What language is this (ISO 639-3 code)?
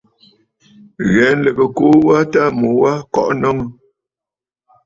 bfd